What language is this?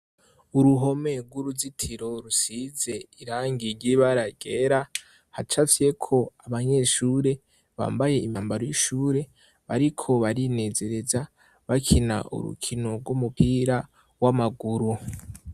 Rundi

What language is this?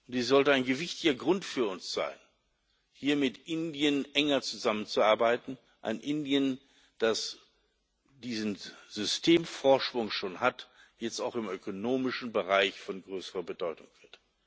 German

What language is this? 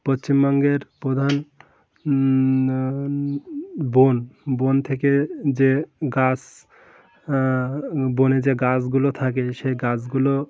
Bangla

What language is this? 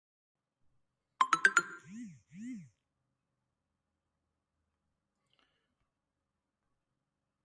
Persian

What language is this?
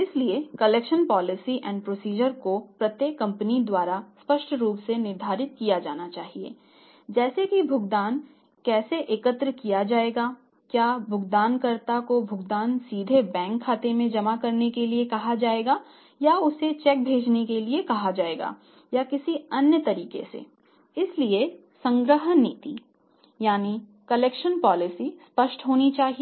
Hindi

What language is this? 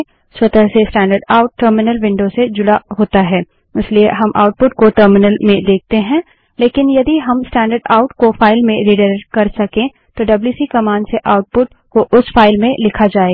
Hindi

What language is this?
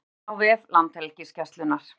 Icelandic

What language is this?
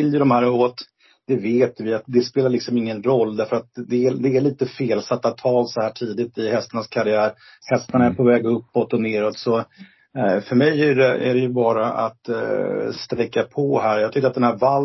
Swedish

